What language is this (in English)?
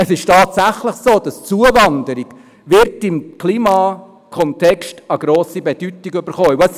Swiss German